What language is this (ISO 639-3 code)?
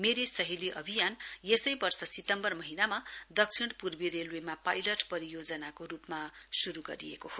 nep